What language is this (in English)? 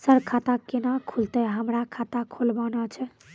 Maithili